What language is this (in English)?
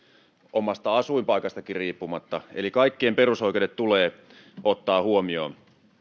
Finnish